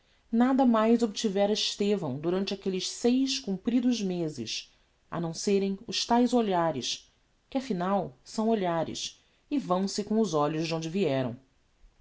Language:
Portuguese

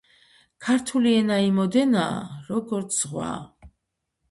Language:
Georgian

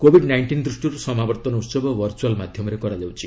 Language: Odia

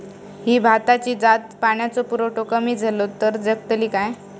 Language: Marathi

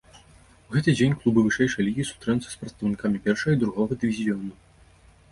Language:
Belarusian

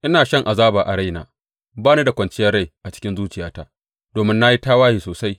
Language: Hausa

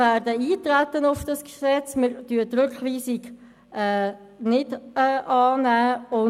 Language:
Swiss German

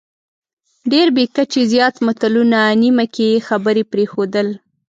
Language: Pashto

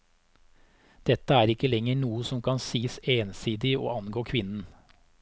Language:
Norwegian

